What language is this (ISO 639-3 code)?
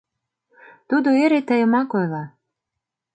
chm